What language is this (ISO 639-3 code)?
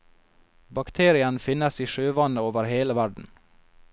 nor